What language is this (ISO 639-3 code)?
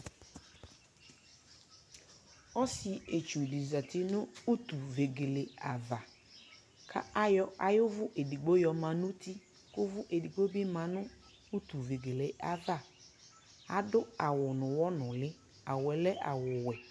kpo